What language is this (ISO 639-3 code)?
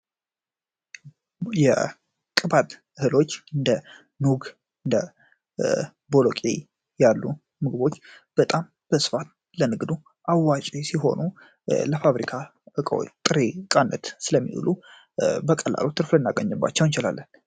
amh